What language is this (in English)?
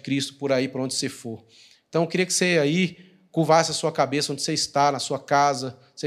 Portuguese